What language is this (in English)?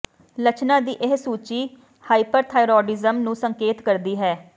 Punjabi